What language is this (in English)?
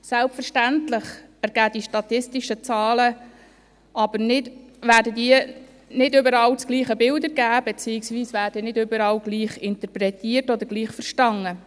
Swiss German